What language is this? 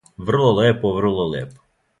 Serbian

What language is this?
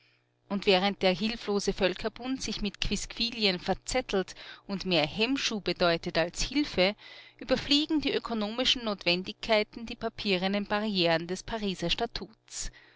German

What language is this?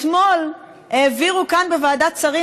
Hebrew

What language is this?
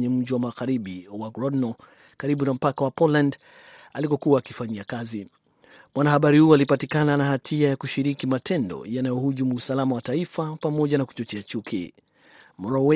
Swahili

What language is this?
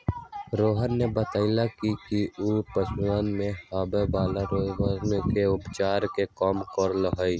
Magahi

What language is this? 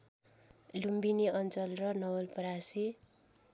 Nepali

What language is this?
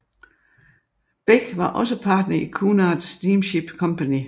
Danish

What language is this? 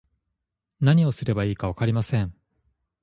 Japanese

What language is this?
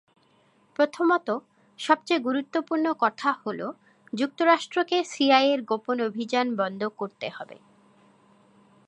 Bangla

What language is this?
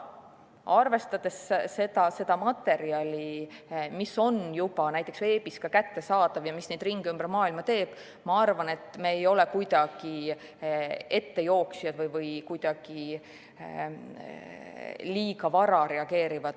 Estonian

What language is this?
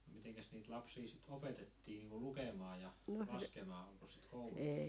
Finnish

